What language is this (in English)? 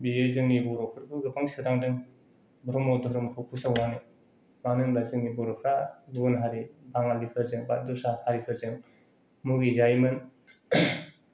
Bodo